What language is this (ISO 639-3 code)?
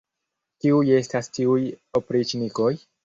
epo